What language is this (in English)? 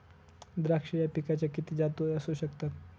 Marathi